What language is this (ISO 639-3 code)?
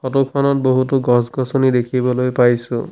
asm